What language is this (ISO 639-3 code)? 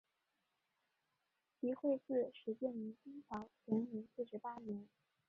zho